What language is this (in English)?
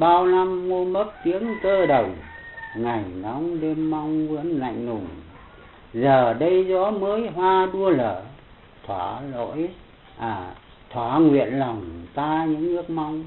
Vietnamese